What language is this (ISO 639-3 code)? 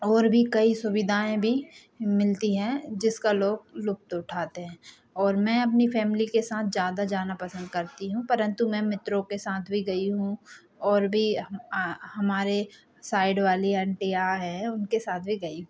hin